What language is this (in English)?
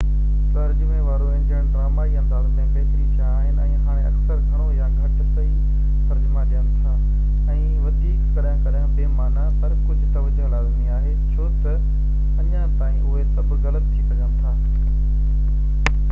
Sindhi